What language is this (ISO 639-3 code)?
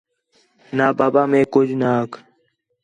xhe